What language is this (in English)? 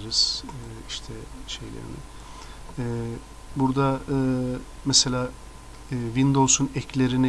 Turkish